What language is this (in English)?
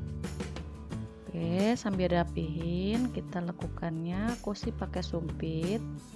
Indonesian